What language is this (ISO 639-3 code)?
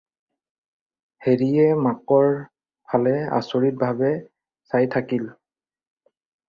asm